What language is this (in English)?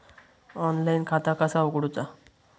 Marathi